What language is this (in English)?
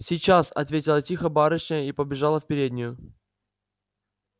Russian